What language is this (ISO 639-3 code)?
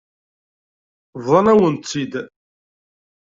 kab